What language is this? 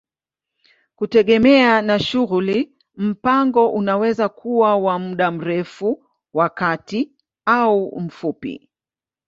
Swahili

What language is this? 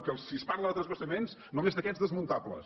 Catalan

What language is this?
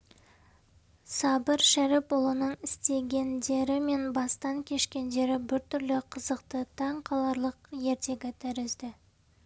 Kazakh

